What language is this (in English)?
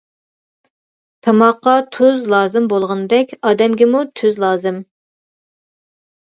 Uyghur